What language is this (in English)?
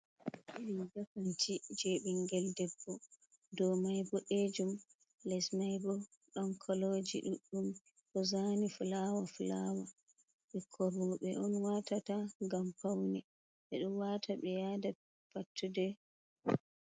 Fula